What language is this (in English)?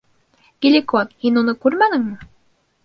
Bashkir